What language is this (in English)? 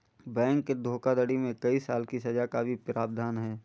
Hindi